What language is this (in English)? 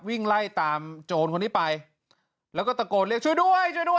Thai